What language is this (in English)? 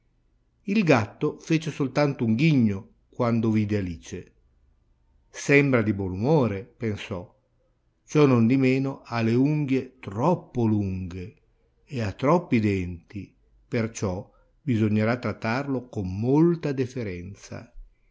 Italian